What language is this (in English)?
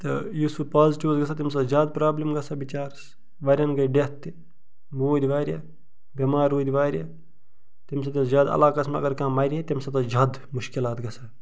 Kashmiri